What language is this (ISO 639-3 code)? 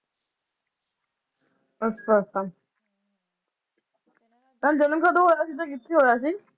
pan